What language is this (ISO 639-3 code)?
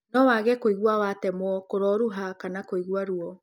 kik